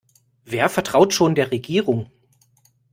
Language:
German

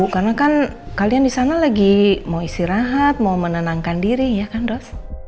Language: Indonesian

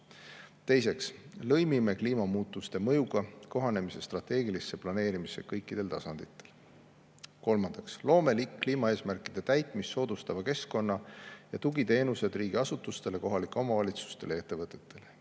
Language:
Estonian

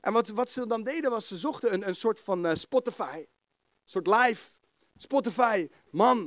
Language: Dutch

